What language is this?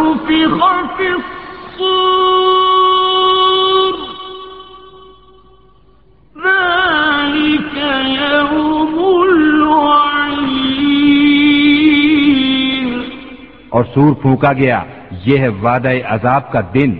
Urdu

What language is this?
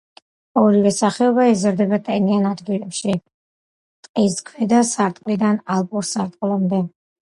Georgian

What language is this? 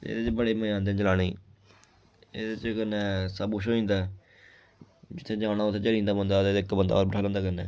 Dogri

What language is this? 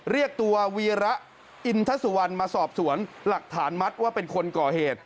Thai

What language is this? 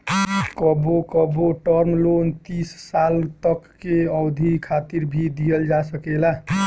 Bhojpuri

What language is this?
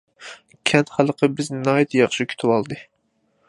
Uyghur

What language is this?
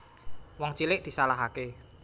Javanese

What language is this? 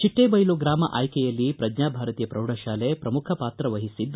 Kannada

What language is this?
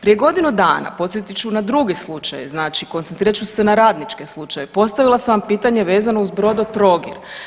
Croatian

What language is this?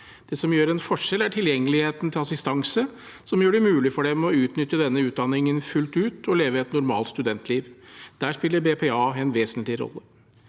Norwegian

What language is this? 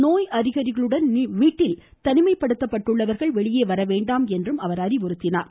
Tamil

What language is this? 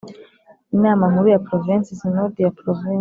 Kinyarwanda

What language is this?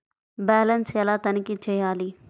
Telugu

